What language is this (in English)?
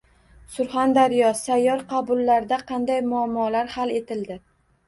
Uzbek